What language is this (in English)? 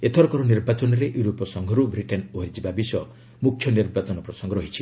Odia